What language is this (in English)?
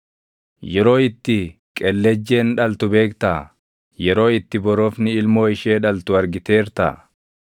Oromo